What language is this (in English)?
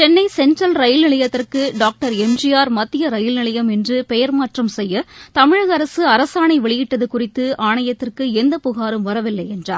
Tamil